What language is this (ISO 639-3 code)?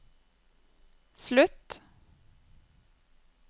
nor